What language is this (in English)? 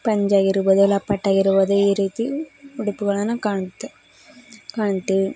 Kannada